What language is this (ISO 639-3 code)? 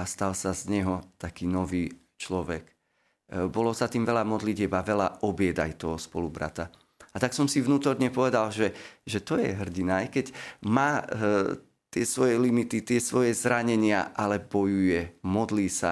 slk